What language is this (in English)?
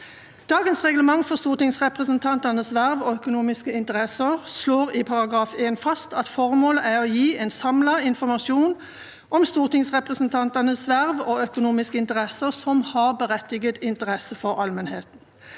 Norwegian